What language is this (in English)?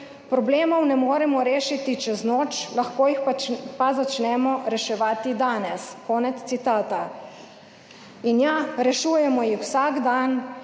Slovenian